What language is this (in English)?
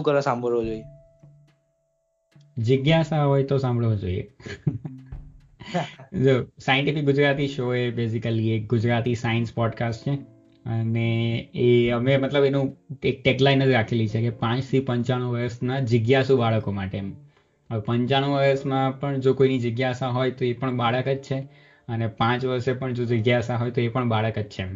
Gujarati